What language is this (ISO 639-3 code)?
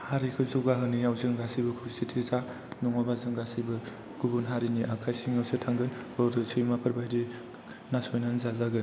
brx